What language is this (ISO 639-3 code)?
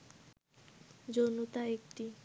ben